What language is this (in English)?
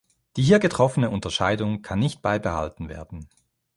German